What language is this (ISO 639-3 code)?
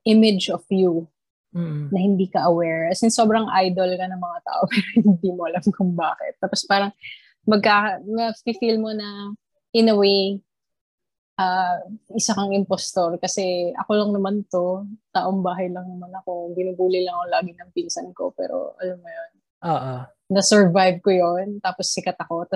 fil